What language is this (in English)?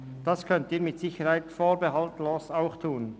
Swiss German